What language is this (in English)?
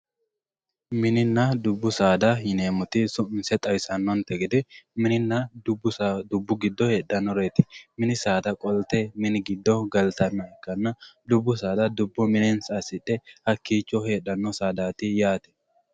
Sidamo